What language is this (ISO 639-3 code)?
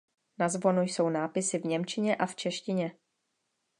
ces